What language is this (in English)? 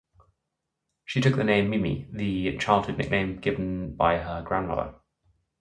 English